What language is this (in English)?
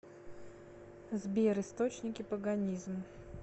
Russian